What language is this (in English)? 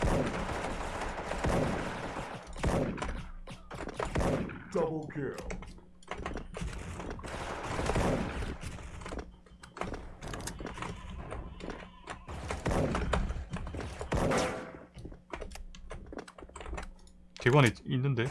Korean